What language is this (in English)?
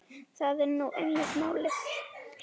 Icelandic